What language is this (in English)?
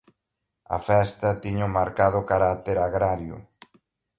Galician